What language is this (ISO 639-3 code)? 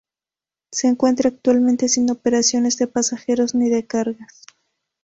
spa